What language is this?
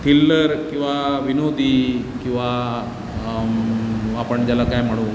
Marathi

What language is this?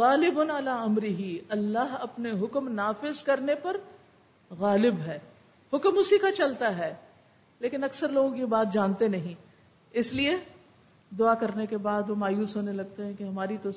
Urdu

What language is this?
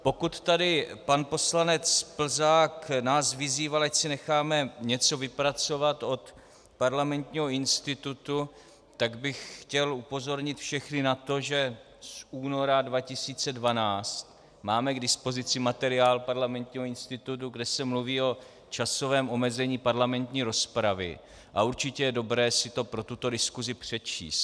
Czech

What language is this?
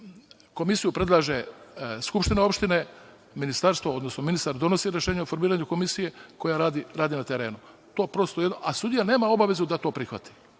Serbian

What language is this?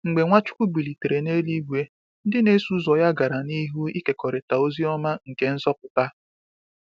Igbo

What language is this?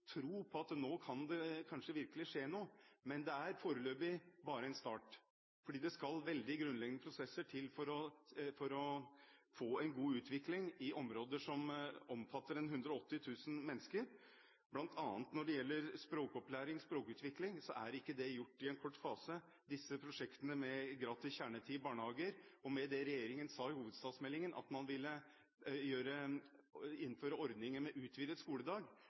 Norwegian Bokmål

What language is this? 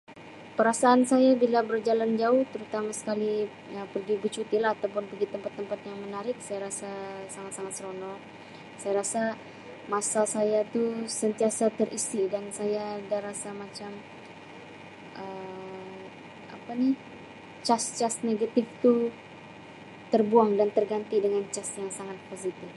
Sabah Malay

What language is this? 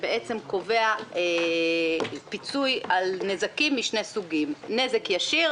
Hebrew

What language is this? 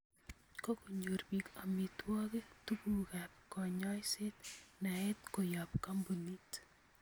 Kalenjin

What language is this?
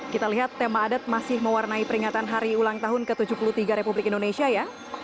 Indonesian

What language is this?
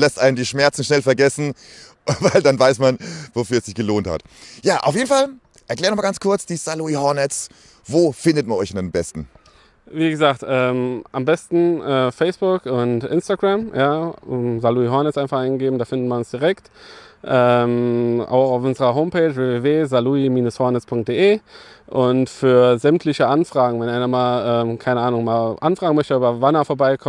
German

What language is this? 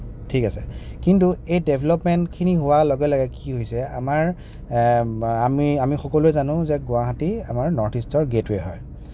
Assamese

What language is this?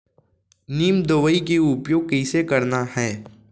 Chhattisgarhi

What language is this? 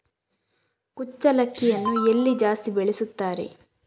Kannada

